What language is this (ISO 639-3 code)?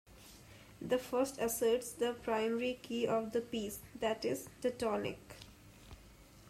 eng